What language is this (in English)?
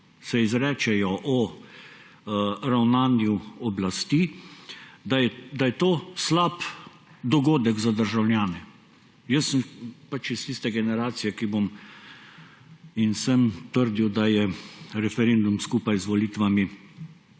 Slovenian